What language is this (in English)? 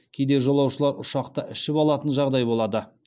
Kazakh